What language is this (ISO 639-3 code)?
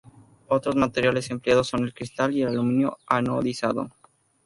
spa